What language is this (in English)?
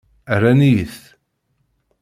Kabyle